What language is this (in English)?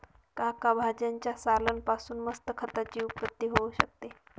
Marathi